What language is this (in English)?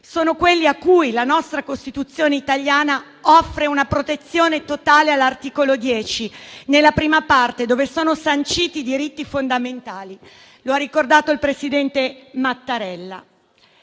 Italian